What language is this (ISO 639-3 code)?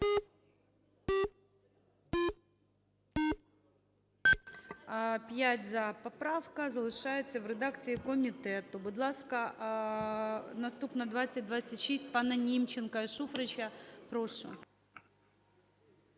ukr